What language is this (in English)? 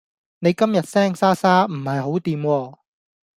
Cantonese